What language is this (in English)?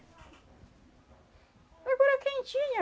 Portuguese